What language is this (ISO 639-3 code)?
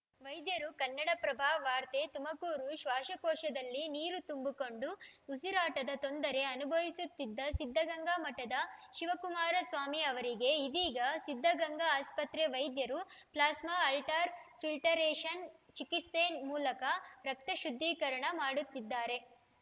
kan